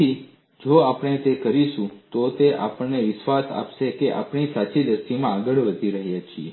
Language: Gujarati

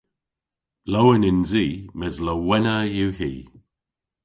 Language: Cornish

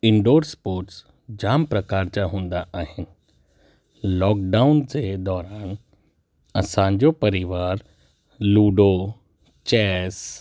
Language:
Sindhi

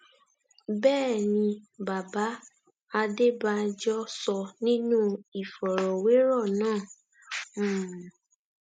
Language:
Yoruba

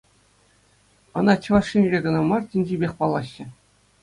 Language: Chuvash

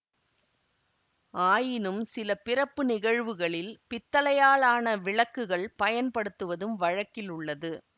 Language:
Tamil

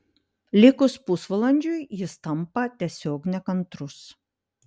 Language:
Lithuanian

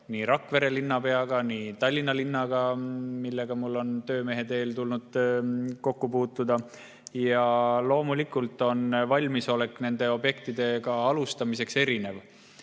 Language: Estonian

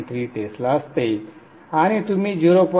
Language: Marathi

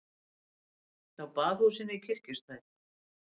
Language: Icelandic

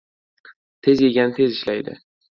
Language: Uzbek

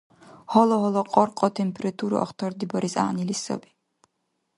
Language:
Dargwa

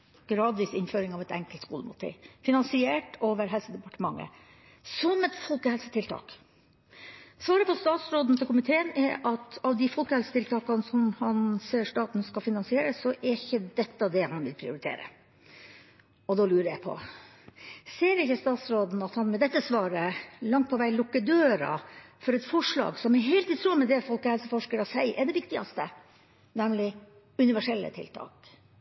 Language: Norwegian Bokmål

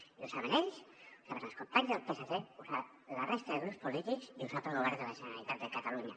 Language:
Catalan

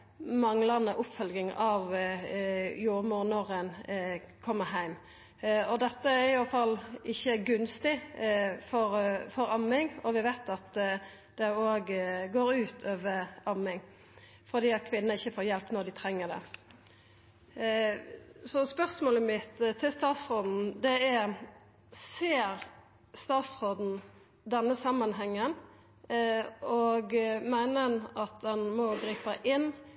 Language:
Norwegian Nynorsk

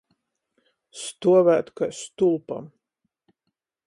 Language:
Latgalian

